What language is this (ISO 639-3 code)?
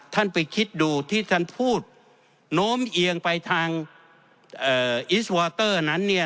tha